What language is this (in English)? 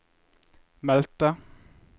Norwegian